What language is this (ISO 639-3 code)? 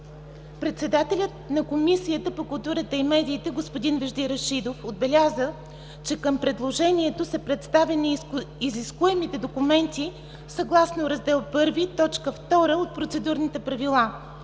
bul